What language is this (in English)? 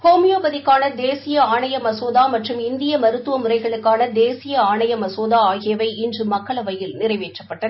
Tamil